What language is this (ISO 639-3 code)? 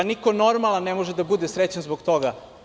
srp